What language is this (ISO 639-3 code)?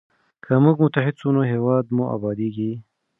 pus